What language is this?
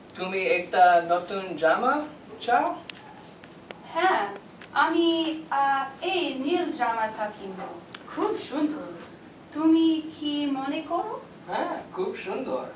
Bangla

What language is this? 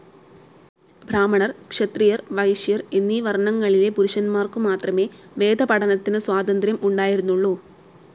Malayalam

